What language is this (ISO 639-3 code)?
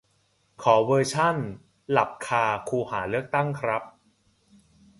tha